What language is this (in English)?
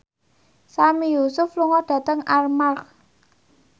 Javanese